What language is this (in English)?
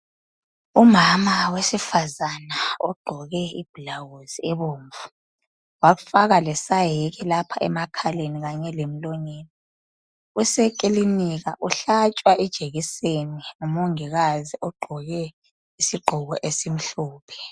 North Ndebele